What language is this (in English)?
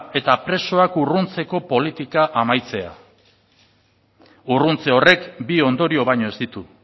Basque